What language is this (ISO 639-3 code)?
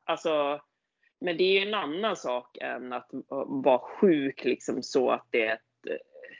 swe